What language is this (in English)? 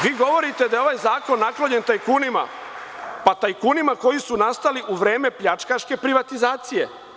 Serbian